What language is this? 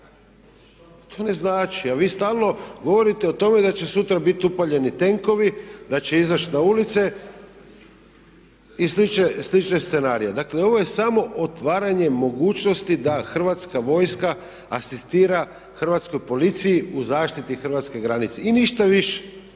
Croatian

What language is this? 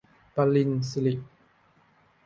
Thai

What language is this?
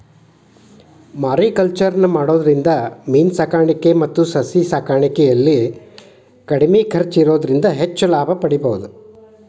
Kannada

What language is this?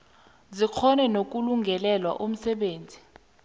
South Ndebele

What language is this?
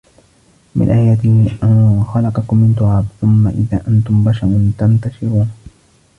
Arabic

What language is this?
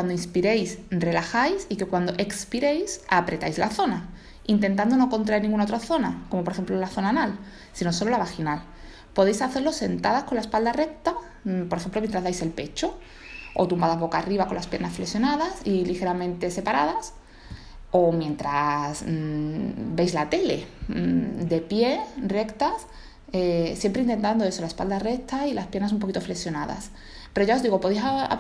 Spanish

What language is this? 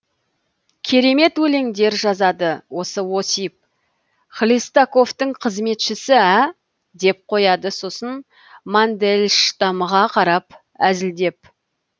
Kazakh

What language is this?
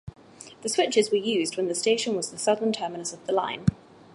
English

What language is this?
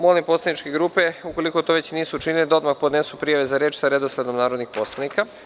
Serbian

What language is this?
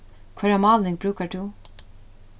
Faroese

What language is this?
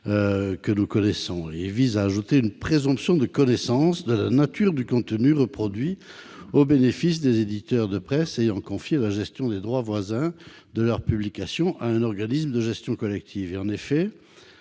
French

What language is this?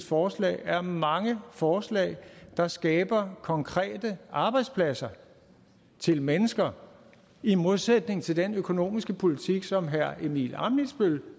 Danish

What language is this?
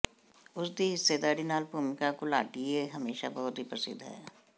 Punjabi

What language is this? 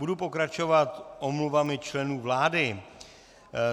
Czech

